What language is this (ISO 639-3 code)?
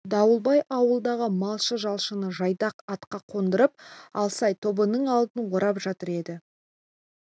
kaz